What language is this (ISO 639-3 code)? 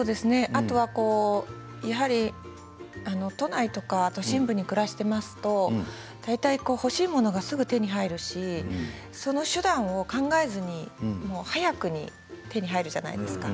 jpn